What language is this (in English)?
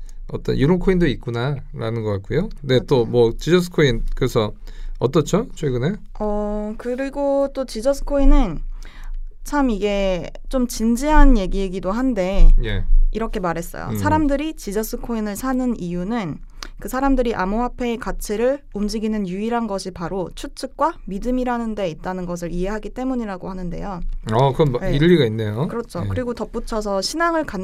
Korean